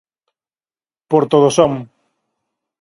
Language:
Galician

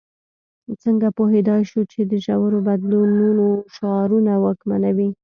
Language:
Pashto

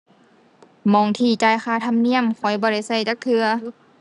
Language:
Thai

